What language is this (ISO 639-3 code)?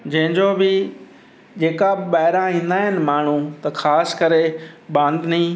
snd